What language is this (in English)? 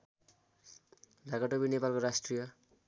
Nepali